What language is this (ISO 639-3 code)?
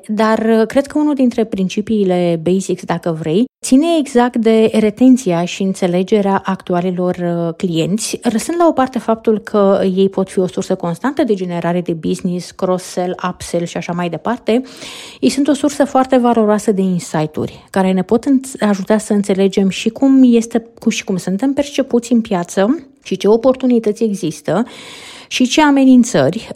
ron